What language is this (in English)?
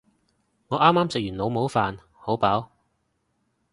Cantonese